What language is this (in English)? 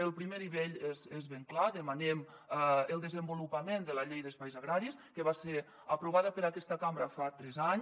Catalan